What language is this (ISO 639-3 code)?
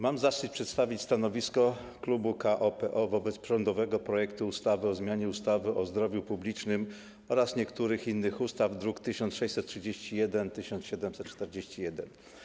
pol